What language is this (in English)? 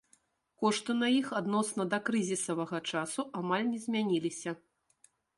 Belarusian